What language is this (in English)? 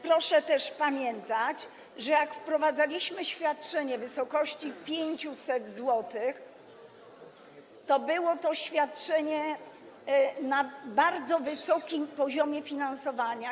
Polish